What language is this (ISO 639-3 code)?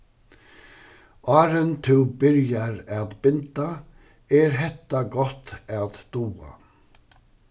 fao